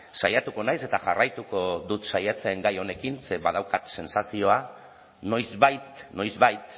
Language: Basque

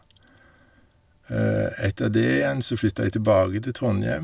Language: Norwegian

